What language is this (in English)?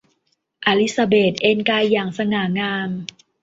Thai